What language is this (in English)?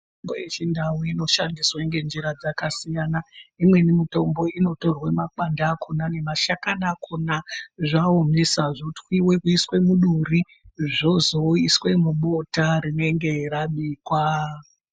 Ndau